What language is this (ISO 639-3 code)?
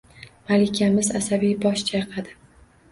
uzb